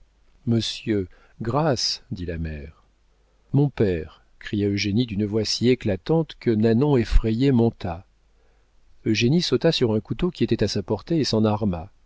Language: French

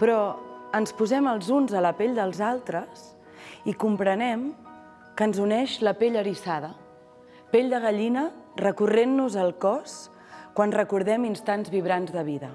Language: Catalan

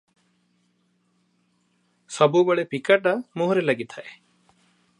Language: Odia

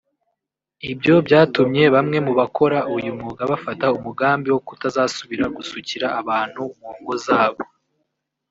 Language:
Kinyarwanda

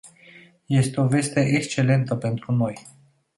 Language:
Romanian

